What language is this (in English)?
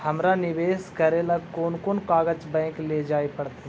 Magahi